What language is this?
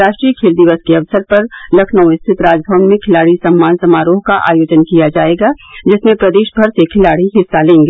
Hindi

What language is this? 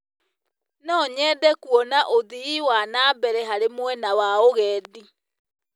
Kikuyu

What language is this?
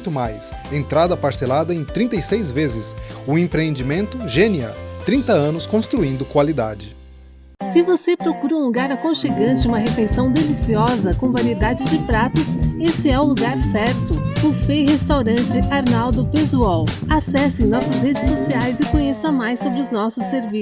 Portuguese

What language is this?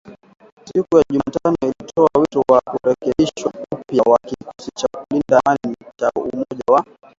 Swahili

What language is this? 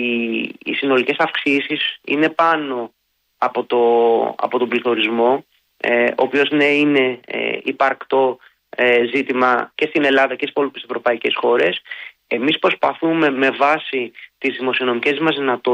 Greek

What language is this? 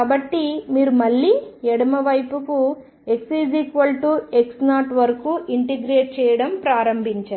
Telugu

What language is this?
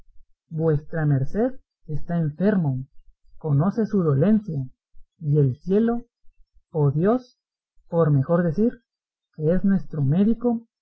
Spanish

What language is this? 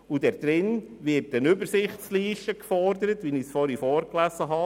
Swiss German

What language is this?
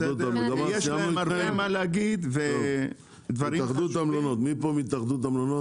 Hebrew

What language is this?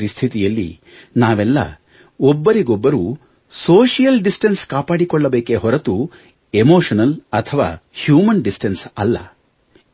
Kannada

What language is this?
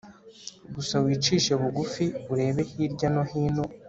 Kinyarwanda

